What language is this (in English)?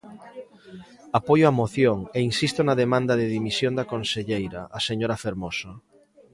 Galician